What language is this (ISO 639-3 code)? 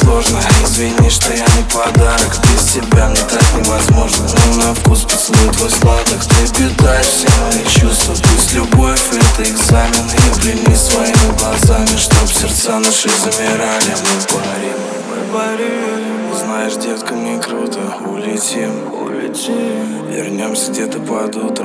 rus